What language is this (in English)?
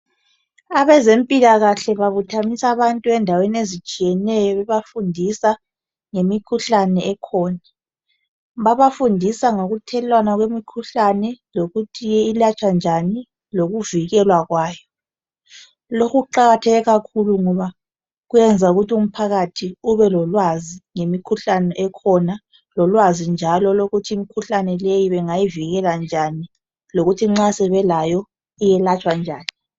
North Ndebele